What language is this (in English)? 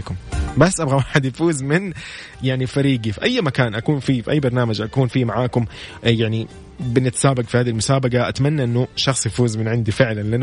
Arabic